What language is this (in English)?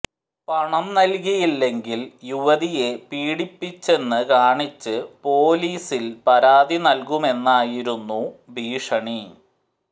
Malayalam